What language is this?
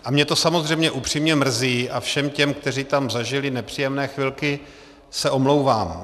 Czech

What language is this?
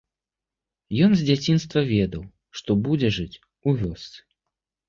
Belarusian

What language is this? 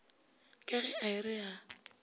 Northern Sotho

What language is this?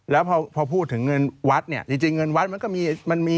Thai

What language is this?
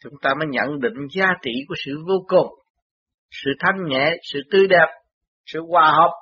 Vietnamese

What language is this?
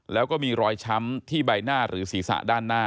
Thai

